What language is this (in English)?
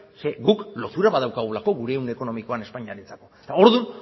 Basque